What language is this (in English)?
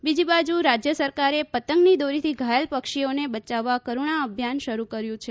Gujarati